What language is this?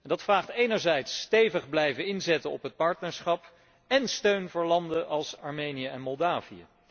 Dutch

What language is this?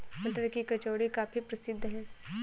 Hindi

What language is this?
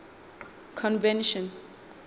Southern Sotho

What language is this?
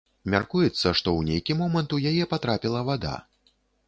Belarusian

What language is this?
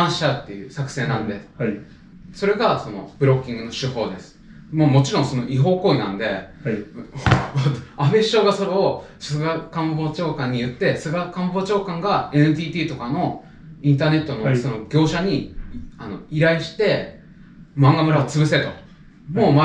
Japanese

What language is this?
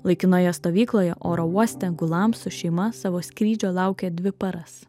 Lithuanian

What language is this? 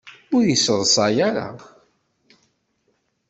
Kabyle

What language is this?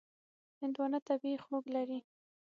Pashto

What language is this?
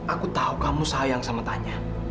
Indonesian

